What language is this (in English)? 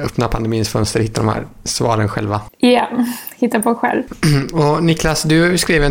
Swedish